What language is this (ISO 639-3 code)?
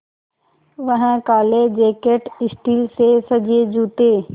hin